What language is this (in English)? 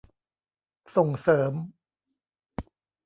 Thai